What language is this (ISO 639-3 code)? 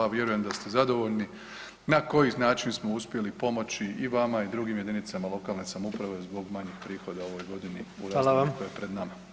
hrv